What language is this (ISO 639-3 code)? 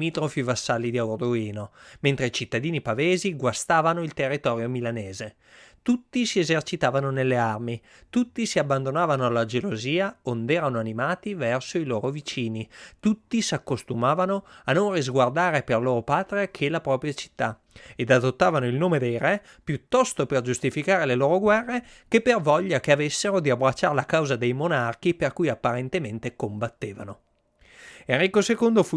ita